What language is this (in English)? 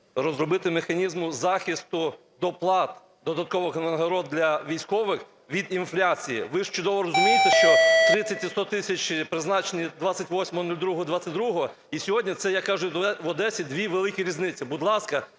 Ukrainian